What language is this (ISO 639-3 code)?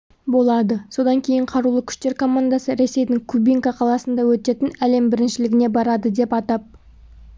kaz